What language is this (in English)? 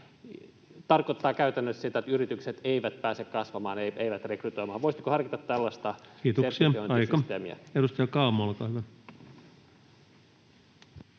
Finnish